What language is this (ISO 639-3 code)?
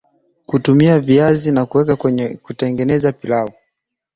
swa